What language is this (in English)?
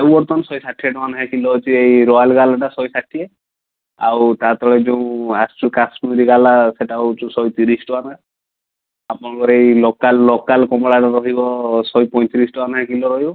Odia